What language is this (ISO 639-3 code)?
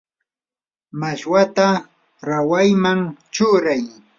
qur